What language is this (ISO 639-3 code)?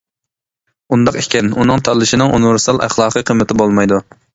uig